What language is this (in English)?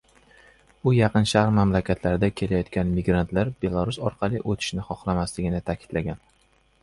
Uzbek